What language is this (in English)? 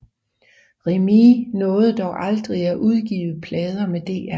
Danish